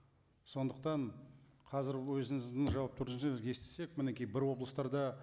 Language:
Kazakh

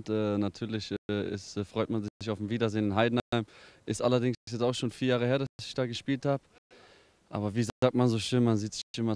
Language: German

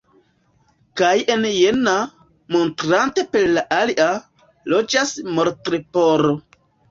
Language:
Esperanto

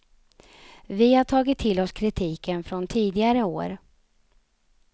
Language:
Swedish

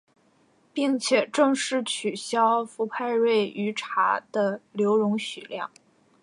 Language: Chinese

